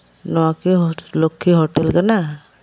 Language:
Santali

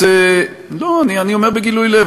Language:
Hebrew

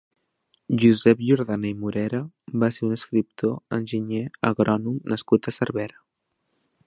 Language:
Catalan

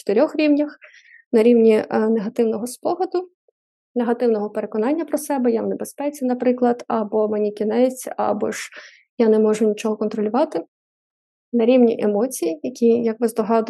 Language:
Ukrainian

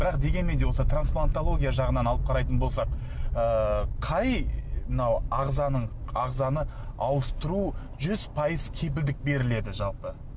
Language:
Kazakh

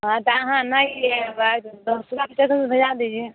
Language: Maithili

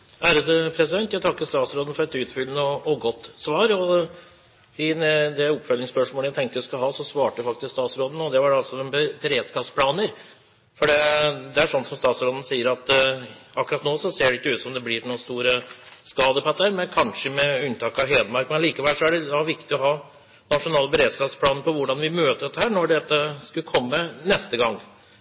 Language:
Norwegian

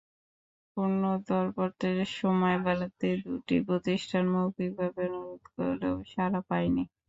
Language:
Bangla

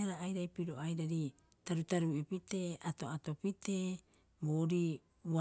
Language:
Rapoisi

